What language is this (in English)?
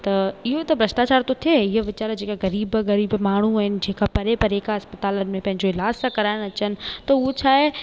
Sindhi